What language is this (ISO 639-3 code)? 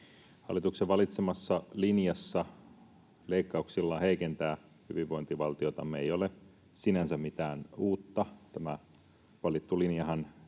fin